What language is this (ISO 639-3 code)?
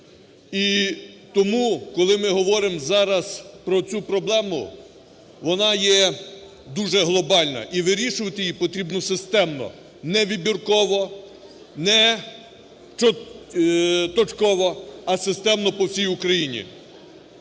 ukr